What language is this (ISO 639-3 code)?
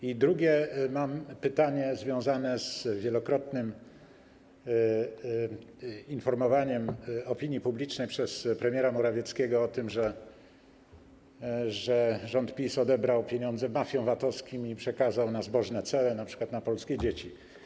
pol